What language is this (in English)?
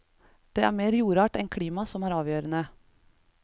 Norwegian